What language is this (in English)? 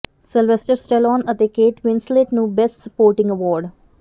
Punjabi